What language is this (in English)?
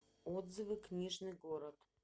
Russian